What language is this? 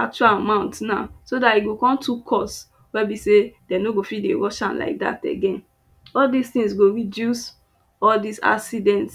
Nigerian Pidgin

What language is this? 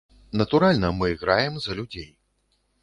Belarusian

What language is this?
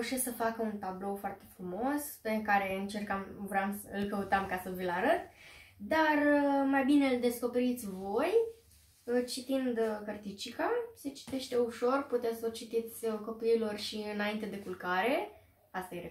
Romanian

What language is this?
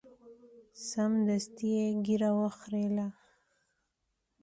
Pashto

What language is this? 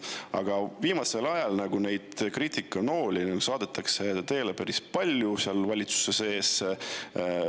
Estonian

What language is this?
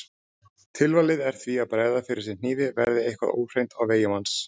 Icelandic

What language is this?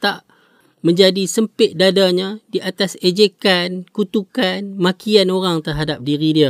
Malay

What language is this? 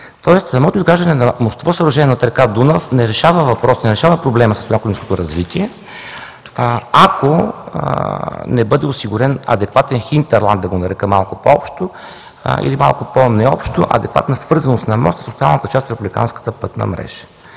Bulgarian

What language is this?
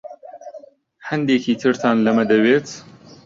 Central Kurdish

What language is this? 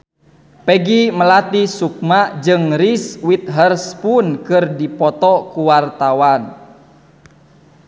Sundanese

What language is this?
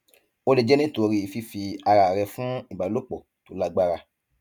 Yoruba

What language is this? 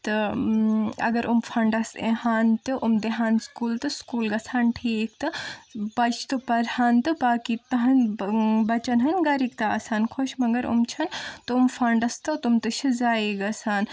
Kashmiri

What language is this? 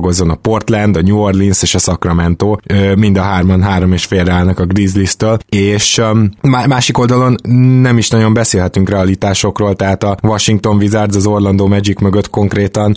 Hungarian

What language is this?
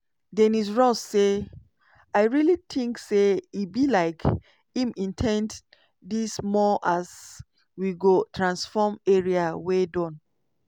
Nigerian Pidgin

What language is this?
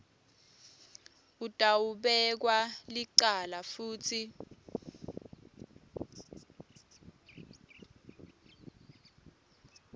Swati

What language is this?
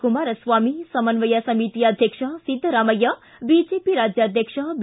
Kannada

